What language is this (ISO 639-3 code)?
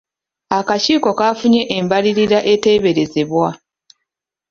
lug